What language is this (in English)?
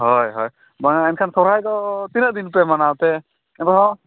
Santali